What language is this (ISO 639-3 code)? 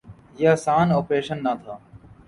urd